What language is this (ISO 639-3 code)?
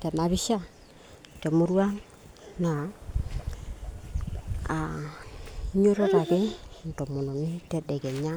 mas